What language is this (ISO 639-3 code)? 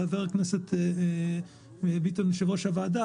heb